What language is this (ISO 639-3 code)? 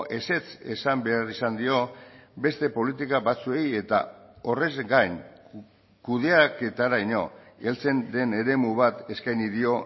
eus